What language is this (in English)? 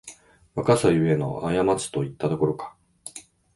Japanese